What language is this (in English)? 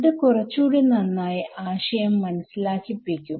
Malayalam